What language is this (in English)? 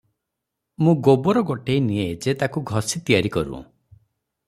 Odia